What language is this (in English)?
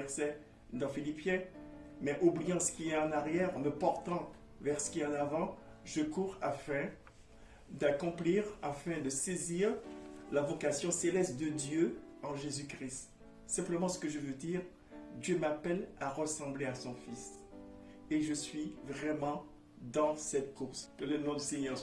French